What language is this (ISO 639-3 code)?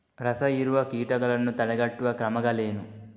kan